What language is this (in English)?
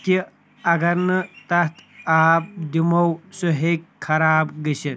Kashmiri